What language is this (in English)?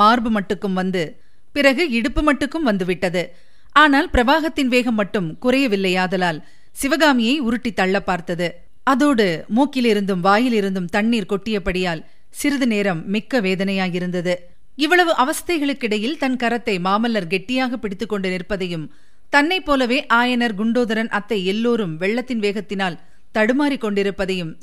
Tamil